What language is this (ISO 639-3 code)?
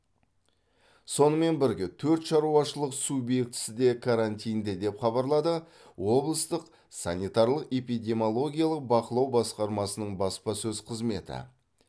kaz